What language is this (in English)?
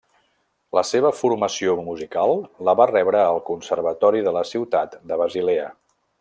Catalan